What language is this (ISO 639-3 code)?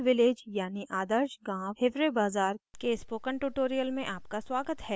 hin